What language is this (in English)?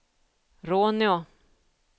Swedish